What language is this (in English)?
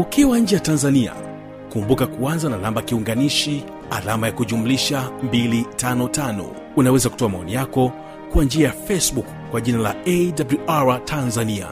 Swahili